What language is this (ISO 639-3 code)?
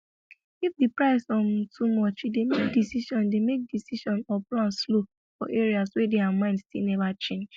pcm